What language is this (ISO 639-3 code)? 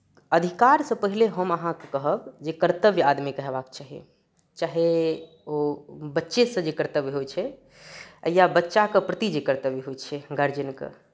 mai